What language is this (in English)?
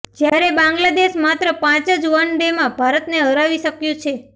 Gujarati